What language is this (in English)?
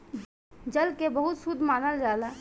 Bhojpuri